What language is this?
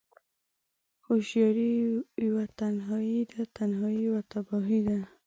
Pashto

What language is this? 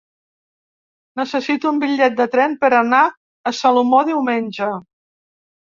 Catalan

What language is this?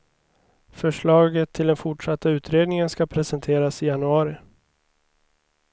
Swedish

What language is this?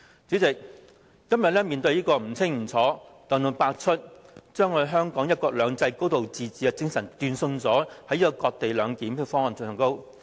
Cantonese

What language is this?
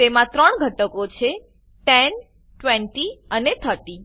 Gujarati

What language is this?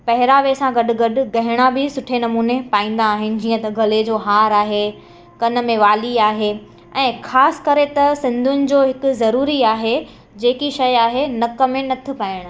Sindhi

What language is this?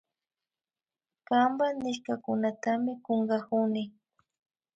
Imbabura Highland Quichua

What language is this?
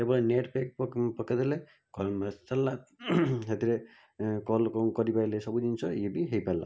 Odia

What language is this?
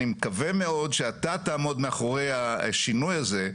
Hebrew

